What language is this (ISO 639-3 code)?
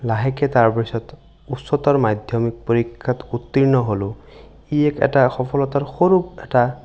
asm